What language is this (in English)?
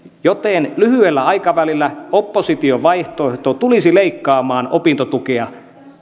Finnish